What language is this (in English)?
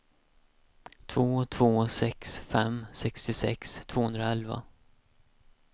Swedish